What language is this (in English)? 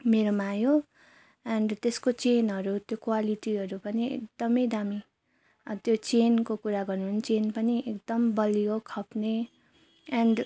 Nepali